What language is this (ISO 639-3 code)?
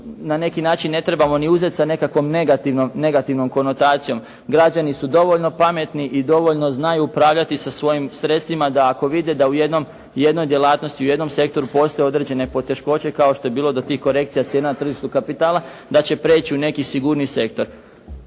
hrv